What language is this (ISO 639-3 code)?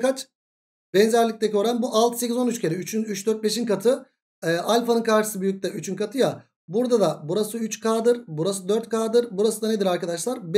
tur